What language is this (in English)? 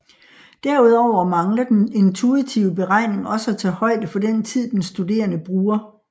Danish